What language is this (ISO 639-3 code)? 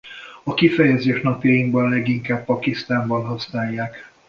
hun